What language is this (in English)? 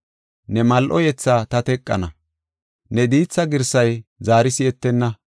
Gofa